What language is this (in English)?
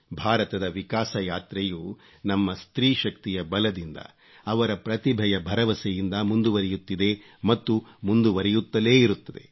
Kannada